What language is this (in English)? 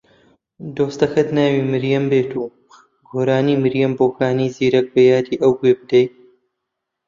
Central Kurdish